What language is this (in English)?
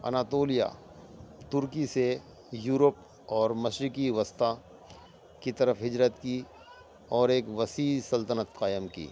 Urdu